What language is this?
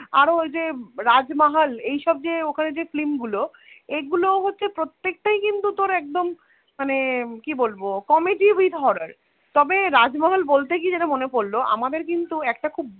Bangla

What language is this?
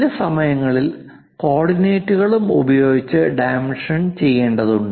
Malayalam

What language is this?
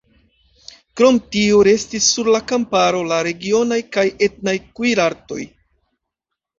Esperanto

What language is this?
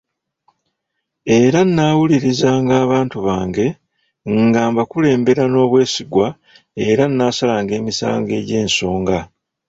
Ganda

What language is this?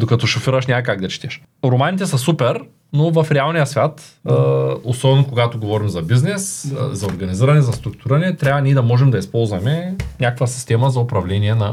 Bulgarian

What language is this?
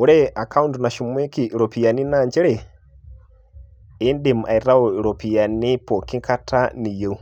Masai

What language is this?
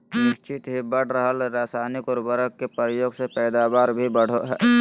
Magahi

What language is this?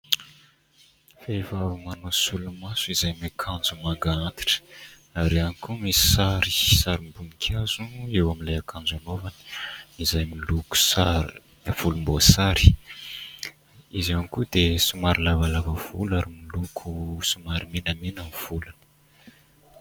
Malagasy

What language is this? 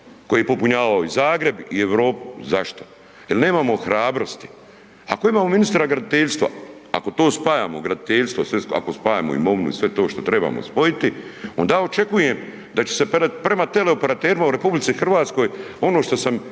Croatian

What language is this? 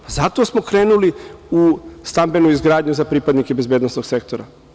Serbian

